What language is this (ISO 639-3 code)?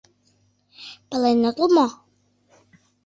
chm